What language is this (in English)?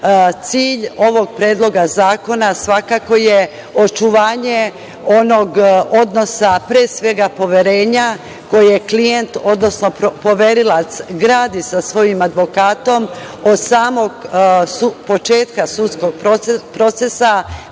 Serbian